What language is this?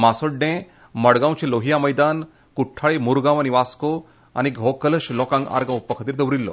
Konkani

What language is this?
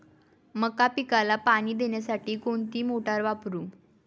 Marathi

